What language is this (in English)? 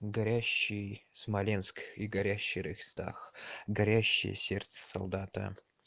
Russian